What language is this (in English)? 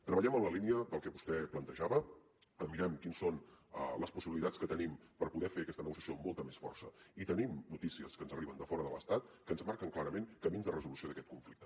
Catalan